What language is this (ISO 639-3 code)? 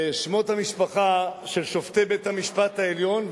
heb